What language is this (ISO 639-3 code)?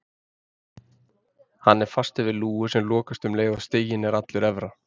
isl